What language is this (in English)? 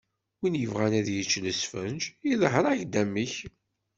Kabyle